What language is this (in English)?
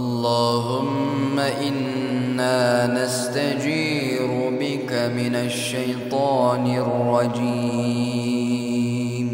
Arabic